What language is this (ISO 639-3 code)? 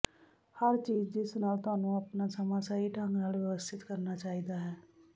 pan